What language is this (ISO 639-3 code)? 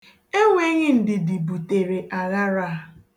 ibo